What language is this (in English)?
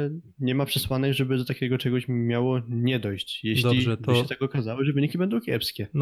Polish